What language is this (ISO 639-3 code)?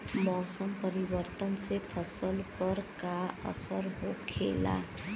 bho